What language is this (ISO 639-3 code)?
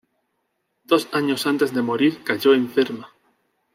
spa